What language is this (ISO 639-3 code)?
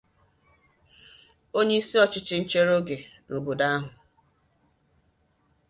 ibo